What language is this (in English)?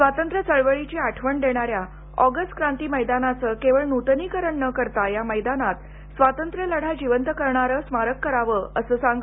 Marathi